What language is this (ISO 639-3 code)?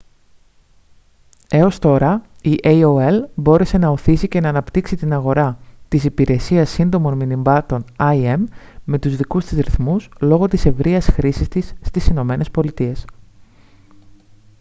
ell